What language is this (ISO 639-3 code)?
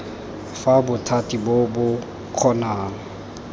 tsn